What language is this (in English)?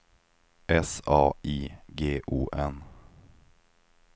Swedish